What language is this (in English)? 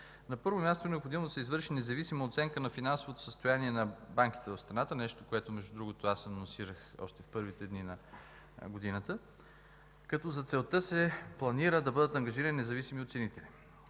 Bulgarian